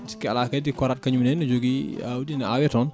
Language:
Fula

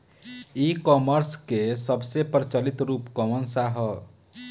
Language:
Bhojpuri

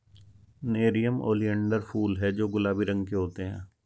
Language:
Hindi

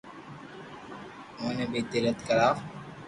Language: Loarki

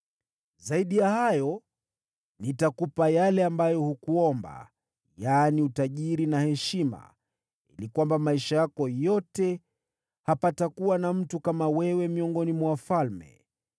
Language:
Swahili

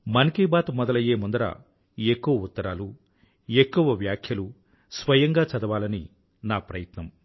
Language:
Telugu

